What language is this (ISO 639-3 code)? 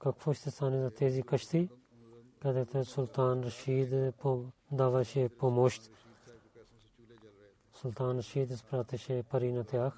bul